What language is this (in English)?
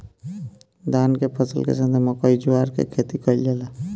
Bhojpuri